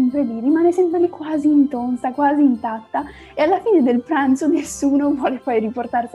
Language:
Italian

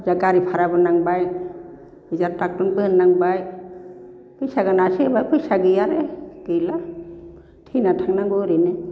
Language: Bodo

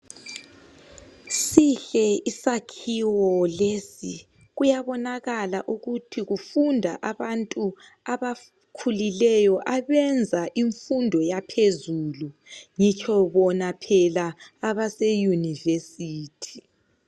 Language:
North Ndebele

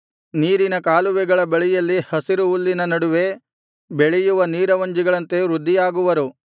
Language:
Kannada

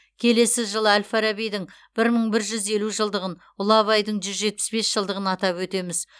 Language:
Kazakh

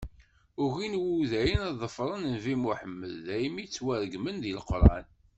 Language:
Kabyle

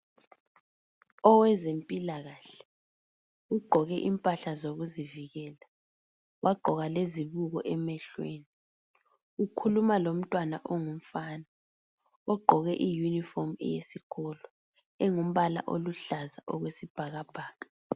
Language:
North Ndebele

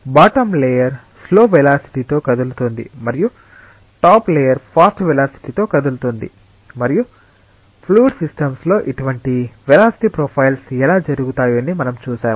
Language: Telugu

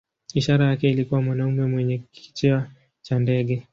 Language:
Swahili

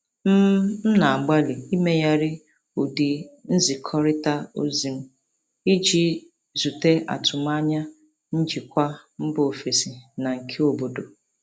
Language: Igbo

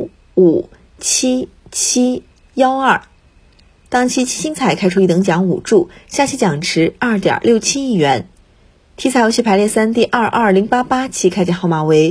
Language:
Chinese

